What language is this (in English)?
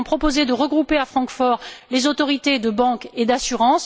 French